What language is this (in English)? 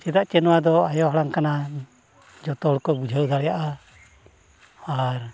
Santali